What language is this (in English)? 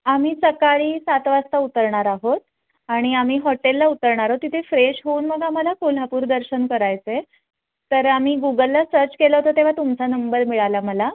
Marathi